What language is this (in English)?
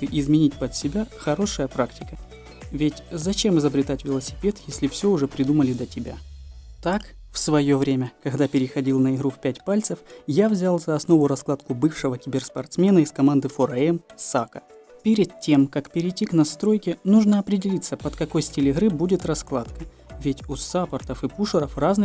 Russian